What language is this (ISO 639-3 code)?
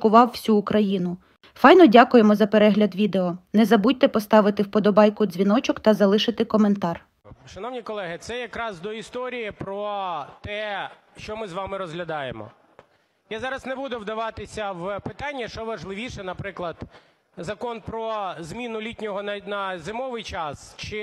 ukr